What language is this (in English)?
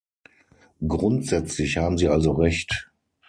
German